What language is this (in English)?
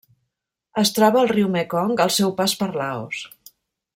Catalan